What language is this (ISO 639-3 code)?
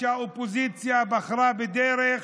heb